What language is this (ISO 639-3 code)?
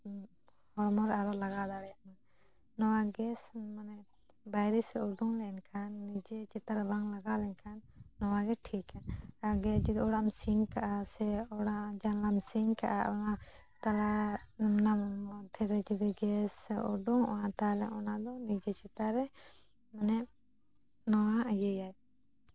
sat